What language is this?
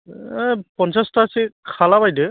Bodo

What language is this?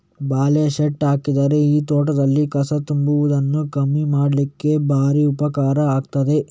Kannada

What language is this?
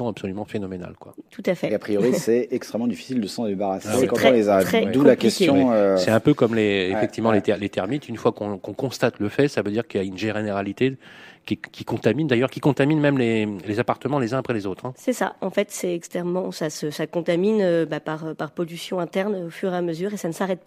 French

